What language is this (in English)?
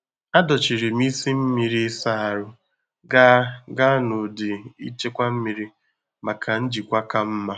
Igbo